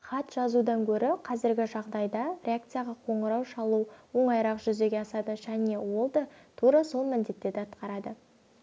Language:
Kazakh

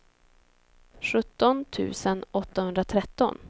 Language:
Swedish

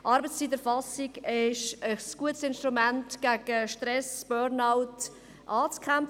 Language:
Swiss German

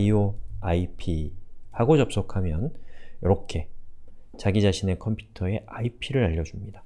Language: Korean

